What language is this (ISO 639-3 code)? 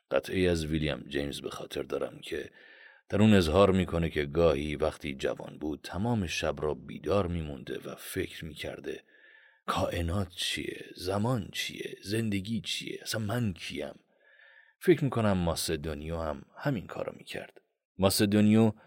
fas